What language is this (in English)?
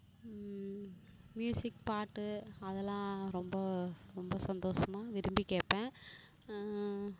Tamil